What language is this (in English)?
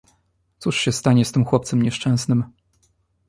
Polish